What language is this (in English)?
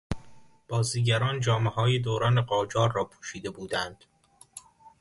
Persian